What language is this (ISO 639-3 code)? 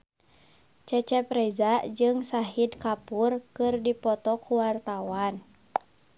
sun